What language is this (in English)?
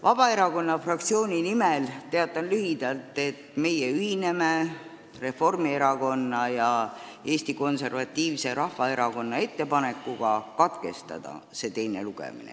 Estonian